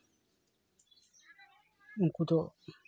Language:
Santali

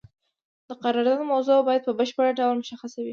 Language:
Pashto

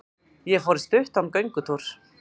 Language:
Icelandic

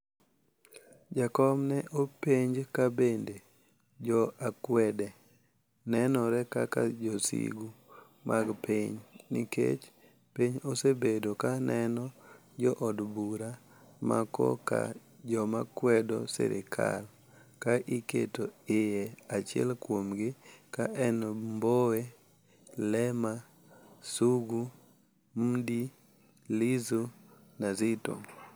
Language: Luo (Kenya and Tanzania)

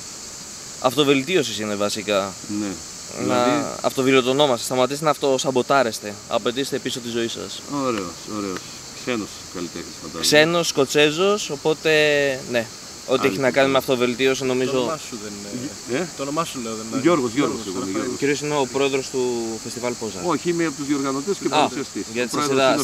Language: Greek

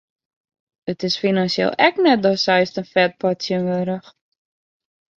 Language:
Western Frisian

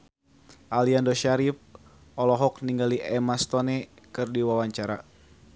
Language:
Sundanese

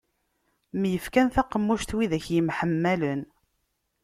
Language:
Kabyle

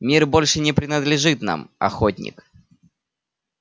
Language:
Russian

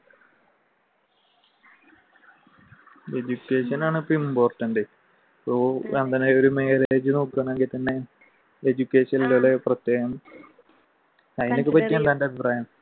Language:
Malayalam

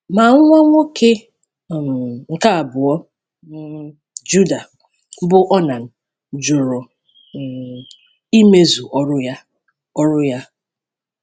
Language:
Igbo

